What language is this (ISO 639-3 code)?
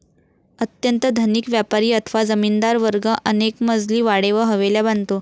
mar